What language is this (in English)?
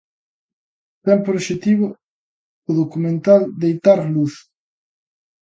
Galician